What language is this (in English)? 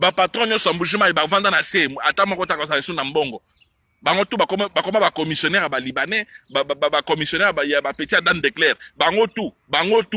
French